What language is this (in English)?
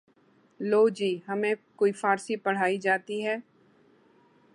Urdu